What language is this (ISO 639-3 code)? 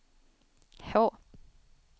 swe